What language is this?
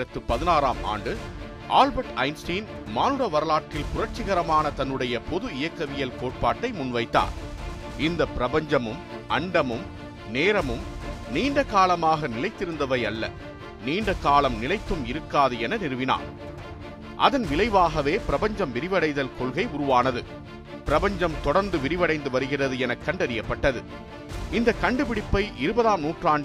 Tamil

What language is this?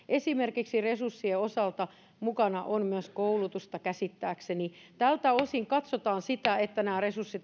Finnish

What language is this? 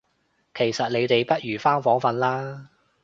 Cantonese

